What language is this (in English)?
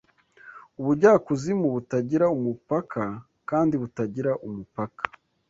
Kinyarwanda